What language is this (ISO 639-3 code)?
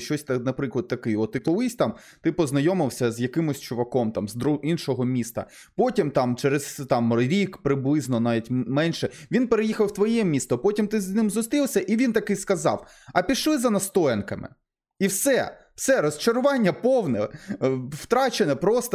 ukr